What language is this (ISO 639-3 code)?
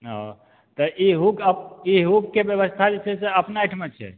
mai